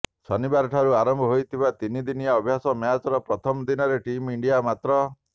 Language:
Odia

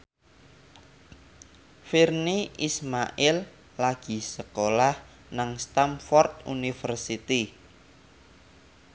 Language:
Javanese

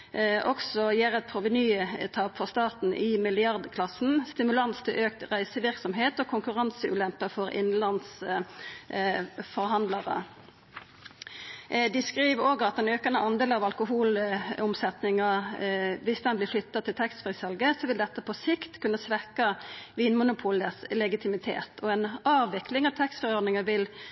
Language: Norwegian Nynorsk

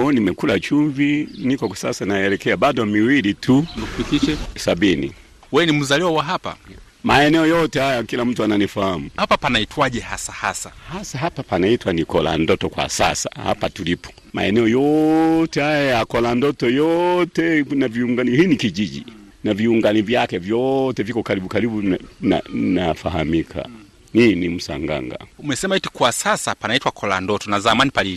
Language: Swahili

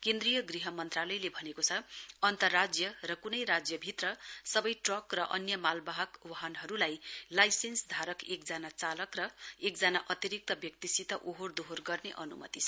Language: Nepali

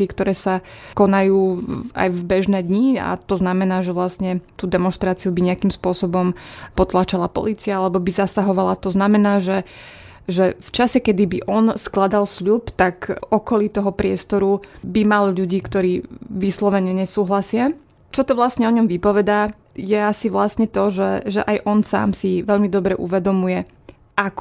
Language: Slovak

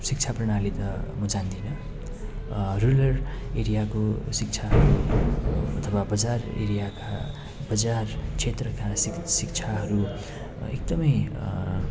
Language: Nepali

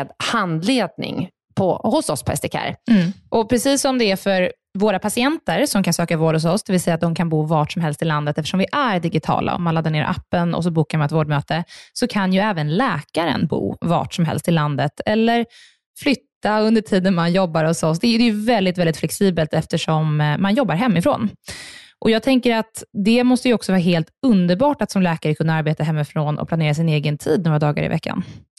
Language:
Swedish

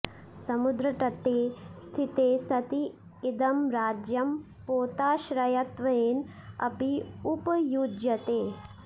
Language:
Sanskrit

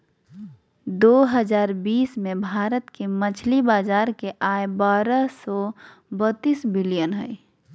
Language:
Magahi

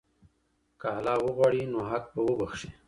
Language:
Pashto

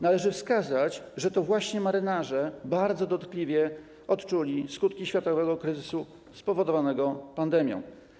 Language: Polish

